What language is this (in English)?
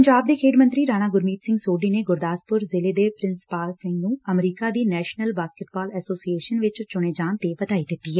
Punjabi